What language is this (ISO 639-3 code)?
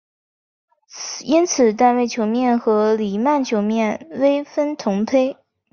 zho